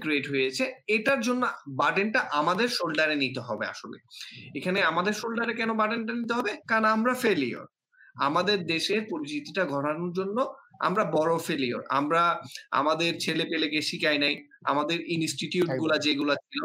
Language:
Bangla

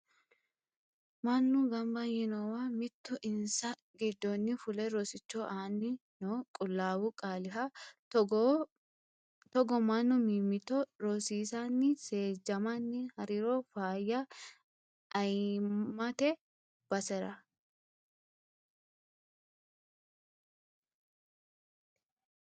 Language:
Sidamo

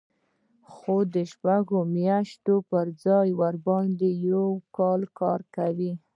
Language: Pashto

